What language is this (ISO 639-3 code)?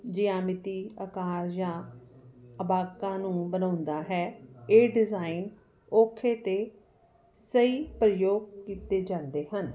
pan